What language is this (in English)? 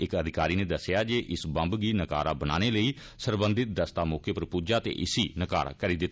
Dogri